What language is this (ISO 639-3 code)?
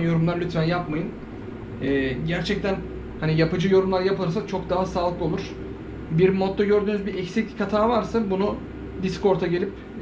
tur